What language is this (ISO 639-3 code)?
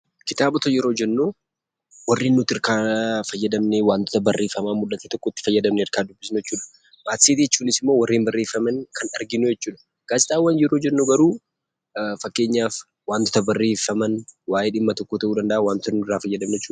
orm